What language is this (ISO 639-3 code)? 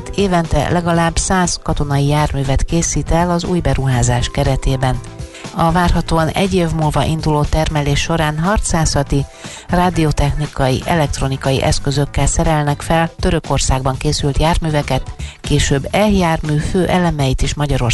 hun